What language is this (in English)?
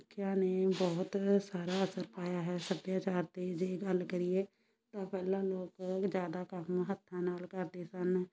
Punjabi